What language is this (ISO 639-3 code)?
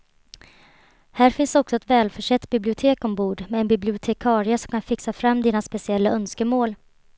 swe